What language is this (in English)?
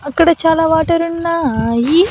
Telugu